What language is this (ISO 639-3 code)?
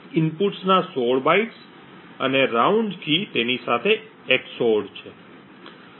guj